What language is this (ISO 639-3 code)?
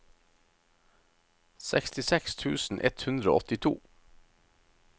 nor